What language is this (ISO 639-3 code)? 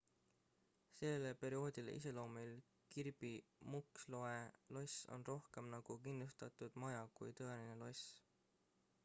est